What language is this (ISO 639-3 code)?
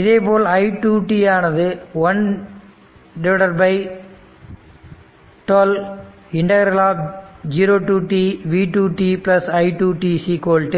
tam